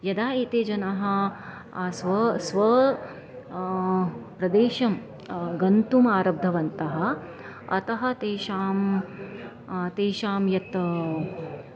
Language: Sanskrit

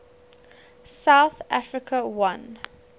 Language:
English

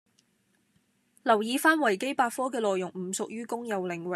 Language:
Cantonese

